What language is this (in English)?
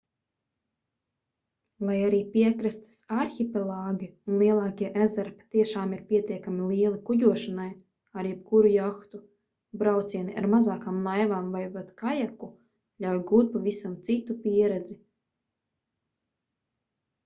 Latvian